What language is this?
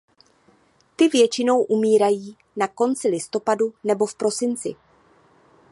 Czech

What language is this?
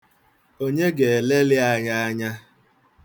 Igbo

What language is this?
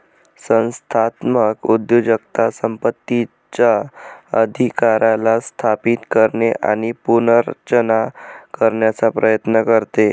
Marathi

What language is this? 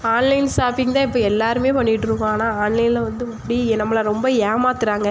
Tamil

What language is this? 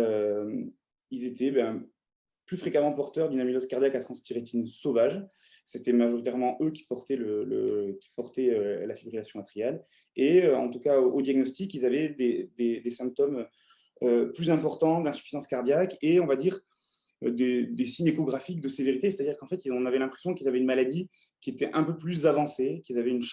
French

